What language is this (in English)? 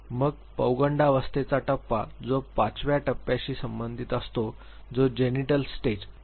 Marathi